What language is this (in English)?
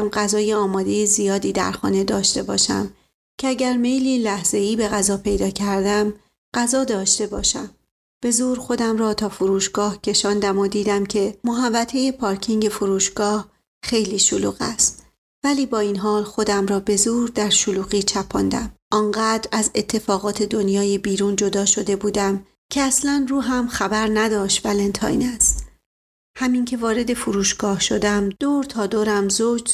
Persian